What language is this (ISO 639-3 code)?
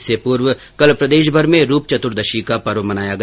hin